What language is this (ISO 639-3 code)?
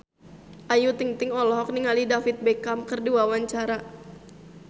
sun